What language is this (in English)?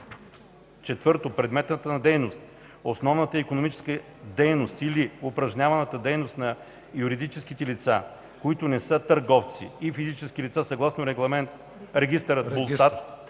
Bulgarian